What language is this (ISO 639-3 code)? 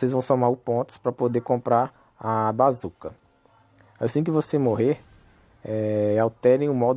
por